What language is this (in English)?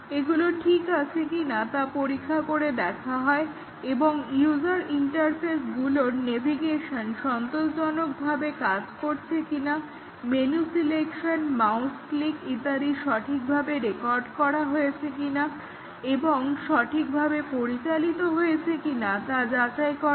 Bangla